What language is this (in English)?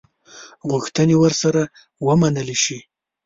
Pashto